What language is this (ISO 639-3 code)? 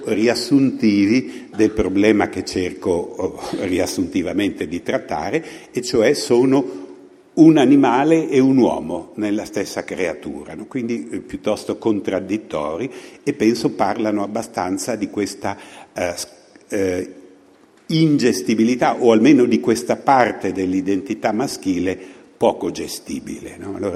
ita